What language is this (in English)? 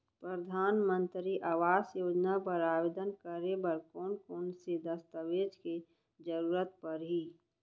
Chhattisgarhi